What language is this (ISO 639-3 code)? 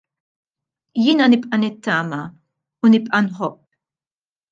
mlt